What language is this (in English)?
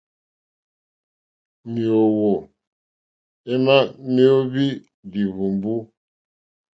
Mokpwe